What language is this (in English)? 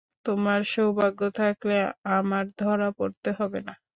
Bangla